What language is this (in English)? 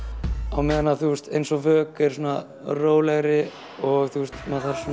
Icelandic